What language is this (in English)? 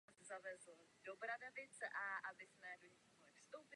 Czech